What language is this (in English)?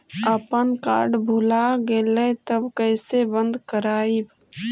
Magahi